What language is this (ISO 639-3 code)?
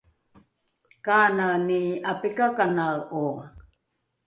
dru